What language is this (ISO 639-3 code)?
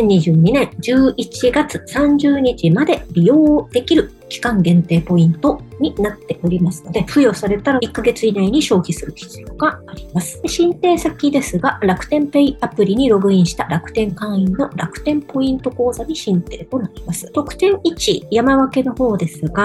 jpn